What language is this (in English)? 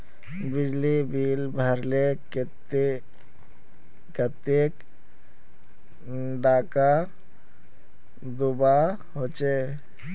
Magahi